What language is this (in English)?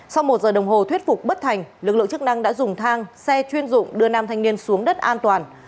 Vietnamese